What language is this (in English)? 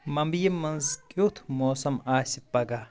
Kashmiri